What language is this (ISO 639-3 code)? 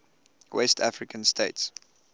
eng